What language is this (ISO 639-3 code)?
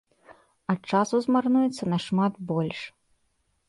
bel